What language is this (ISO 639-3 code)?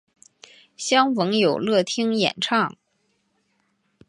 zho